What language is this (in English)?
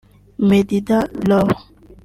Kinyarwanda